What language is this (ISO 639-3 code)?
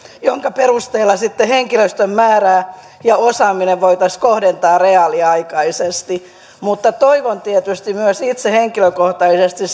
fin